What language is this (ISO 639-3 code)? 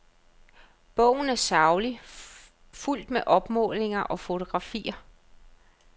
dan